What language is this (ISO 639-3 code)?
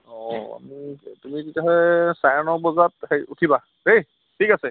asm